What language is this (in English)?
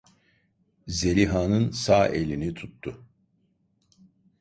Turkish